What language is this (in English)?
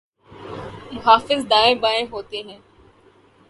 Urdu